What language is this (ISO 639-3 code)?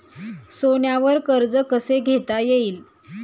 mar